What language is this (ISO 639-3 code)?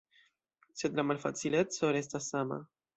epo